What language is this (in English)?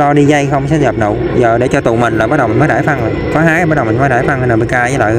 Vietnamese